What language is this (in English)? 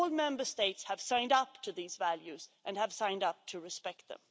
English